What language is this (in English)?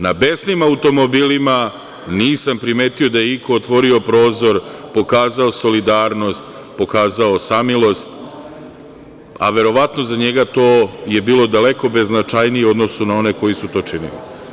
Serbian